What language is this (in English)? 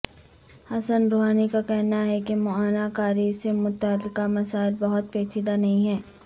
Urdu